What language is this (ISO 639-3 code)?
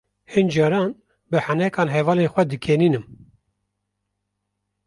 kur